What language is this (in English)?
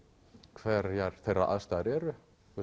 Icelandic